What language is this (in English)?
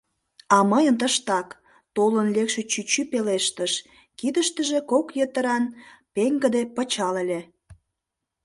Mari